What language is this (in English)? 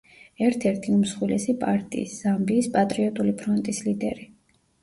Georgian